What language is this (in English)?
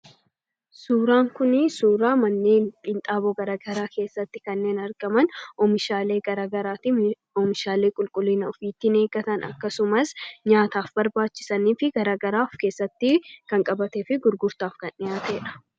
Oromo